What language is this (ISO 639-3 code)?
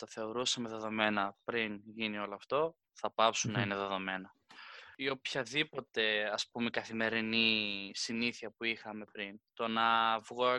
ell